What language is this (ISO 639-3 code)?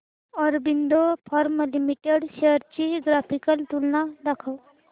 mar